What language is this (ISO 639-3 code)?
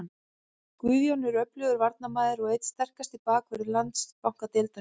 isl